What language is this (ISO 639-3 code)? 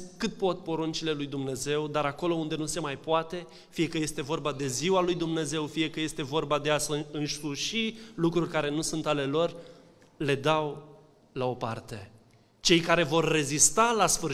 ron